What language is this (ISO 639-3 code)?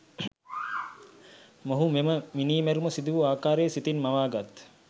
sin